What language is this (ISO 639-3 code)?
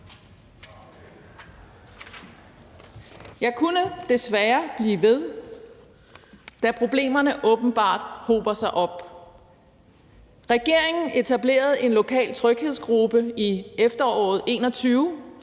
dan